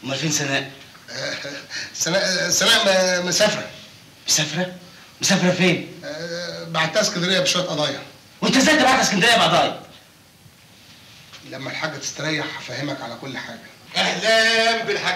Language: Arabic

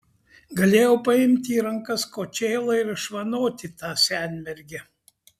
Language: Lithuanian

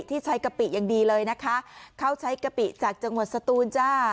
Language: Thai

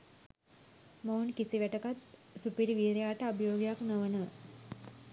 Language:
Sinhala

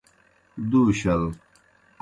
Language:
Kohistani Shina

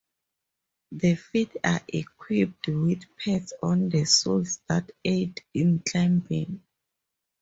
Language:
English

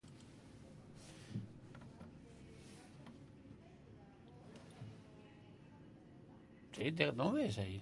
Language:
Basque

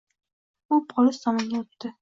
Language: Uzbek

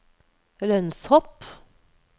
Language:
Norwegian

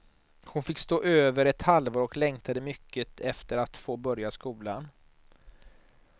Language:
Swedish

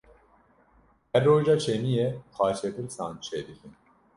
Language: Kurdish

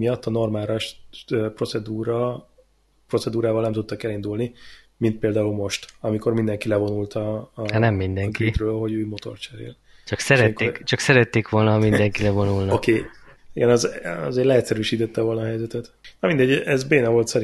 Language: Hungarian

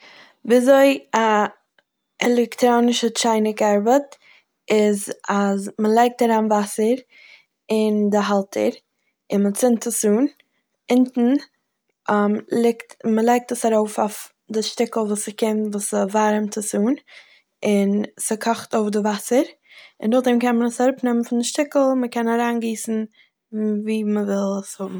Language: Yiddish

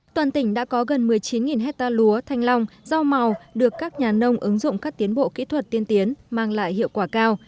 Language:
Vietnamese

